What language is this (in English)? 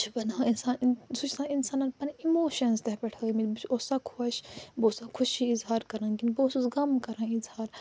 Kashmiri